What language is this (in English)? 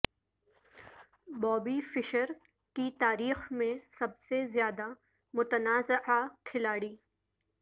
Urdu